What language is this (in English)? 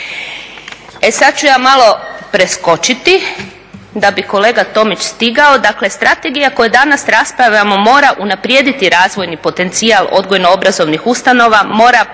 Croatian